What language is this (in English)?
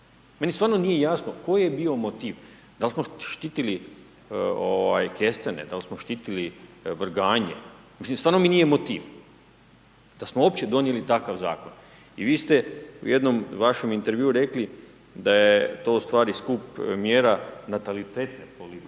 Croatian